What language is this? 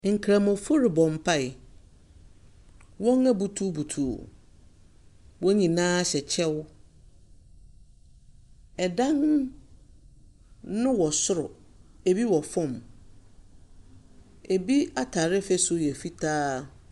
Akan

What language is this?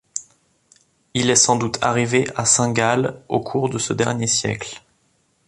French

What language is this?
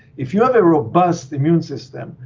English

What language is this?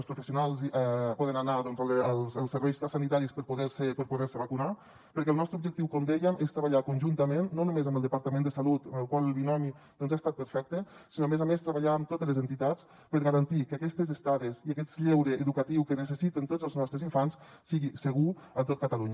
Catalan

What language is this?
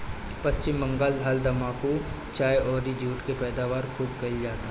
Bhojpuri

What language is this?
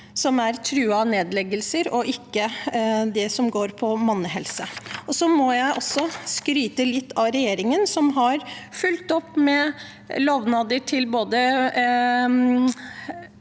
Norwegian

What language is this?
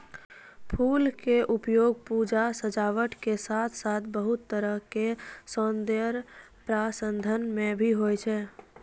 Maithili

